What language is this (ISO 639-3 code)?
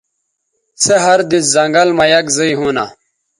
btv